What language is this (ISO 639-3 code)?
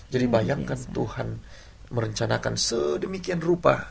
ind